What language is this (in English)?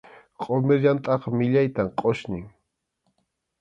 Arequipa-La Unión Quechua